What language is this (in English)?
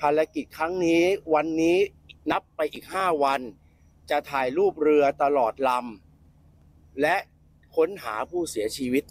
Thai